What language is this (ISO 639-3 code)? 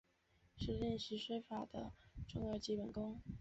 zho